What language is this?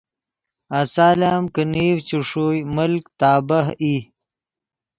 Yidgha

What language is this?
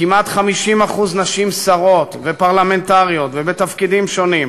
Hebrew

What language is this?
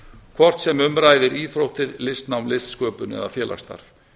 Icelandic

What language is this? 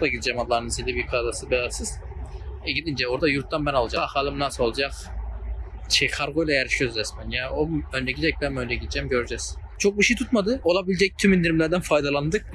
Turkish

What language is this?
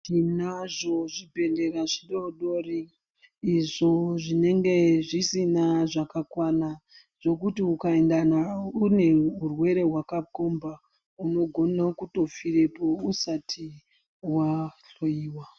Ndau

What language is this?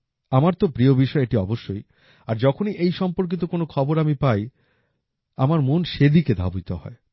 Bangla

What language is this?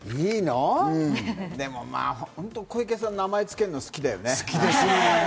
Japanese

